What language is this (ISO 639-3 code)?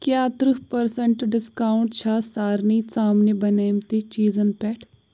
kas